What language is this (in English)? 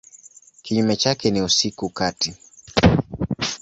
Swahili